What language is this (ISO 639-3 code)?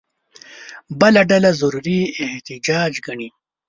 pus